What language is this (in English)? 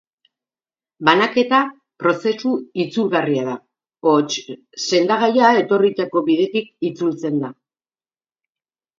Basque